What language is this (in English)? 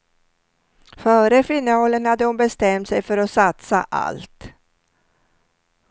Swedish